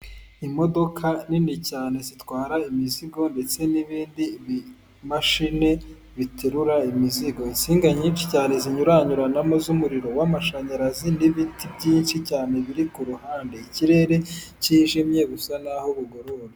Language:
Kinyarwanda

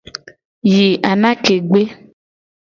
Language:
Gen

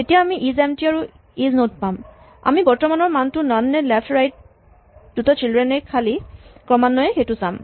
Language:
Assamese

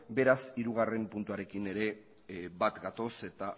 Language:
Basque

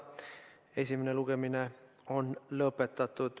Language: Estonian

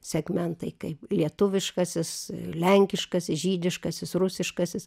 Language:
Lithuanian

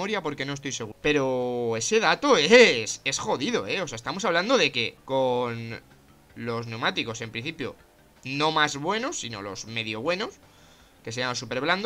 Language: Spanish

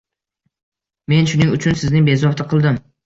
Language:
Uzbek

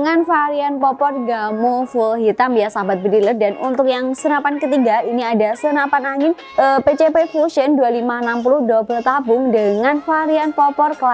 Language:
Indonesian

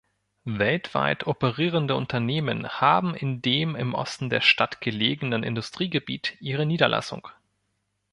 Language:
German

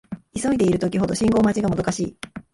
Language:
Japanese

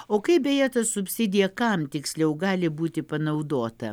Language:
Lithuanian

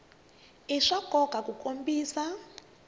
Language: Tsonga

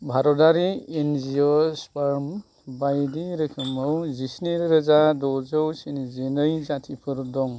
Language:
Bodo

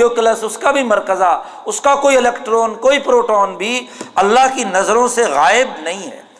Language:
Urdu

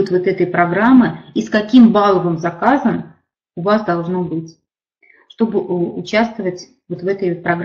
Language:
Russian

